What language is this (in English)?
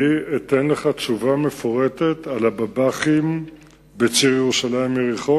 Hebrew